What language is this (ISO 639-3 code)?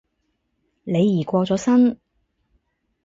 yue